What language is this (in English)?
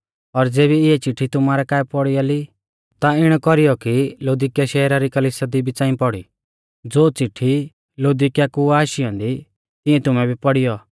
Mahasu Pahari